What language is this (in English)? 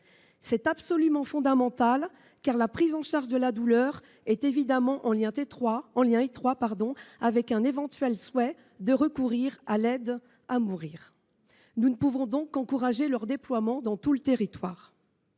French